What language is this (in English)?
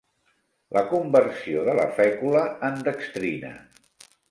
Catalan